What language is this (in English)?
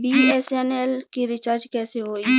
Bhojpuri